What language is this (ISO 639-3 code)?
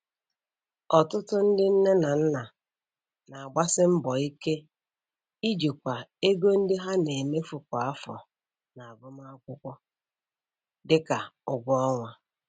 ibo